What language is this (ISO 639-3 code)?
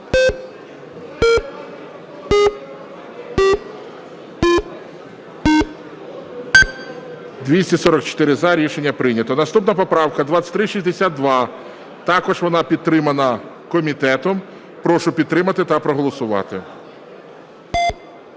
ukr